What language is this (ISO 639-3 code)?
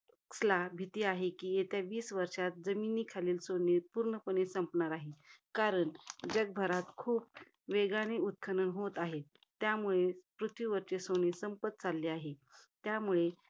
mar